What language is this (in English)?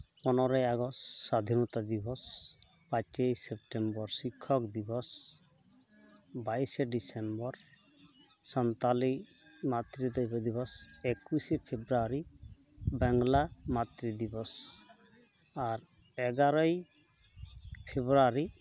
Santali